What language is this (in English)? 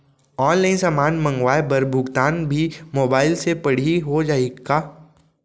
Chhattisgarhi